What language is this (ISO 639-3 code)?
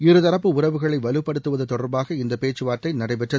tam